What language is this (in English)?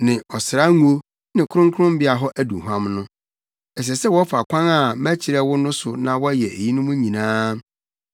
Akan